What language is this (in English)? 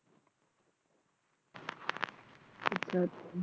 Punjabi